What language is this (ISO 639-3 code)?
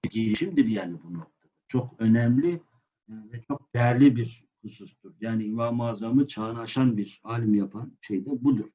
tur